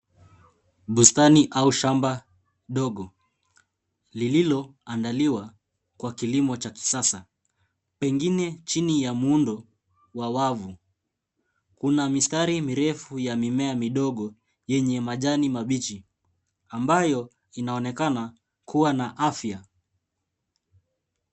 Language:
Swahili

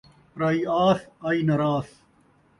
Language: Saraiki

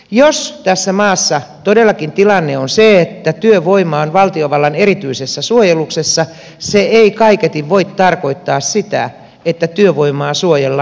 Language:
Finnish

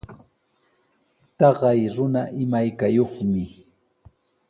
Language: Sihuas Ancash Quechua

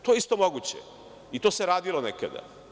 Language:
Serbian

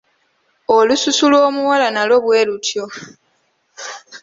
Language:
Ganda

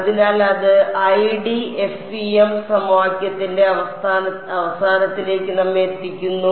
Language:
Malayalam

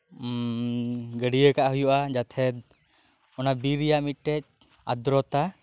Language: Santali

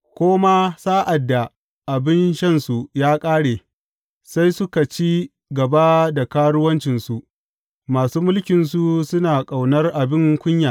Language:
Hausa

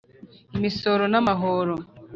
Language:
Kinyarwanda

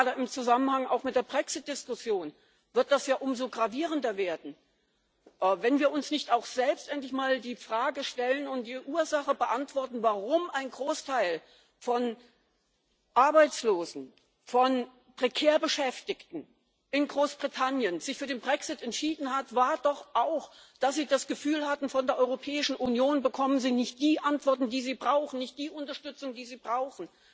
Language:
German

